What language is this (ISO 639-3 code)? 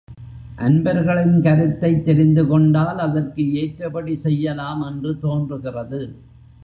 tam